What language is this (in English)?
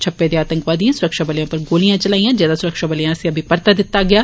Dogri